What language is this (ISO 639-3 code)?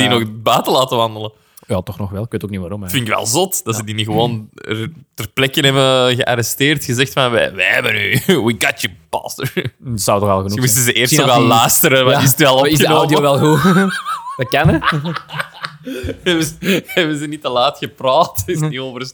nld